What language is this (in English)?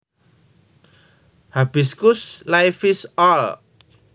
Javanese